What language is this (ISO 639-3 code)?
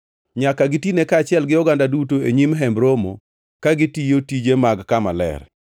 luo